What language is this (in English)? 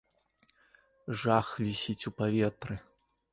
Belarusian